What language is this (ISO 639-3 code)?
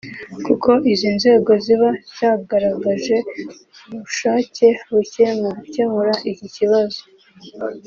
kin